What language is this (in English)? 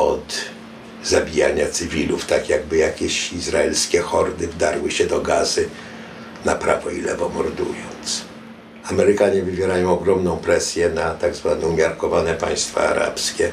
Polish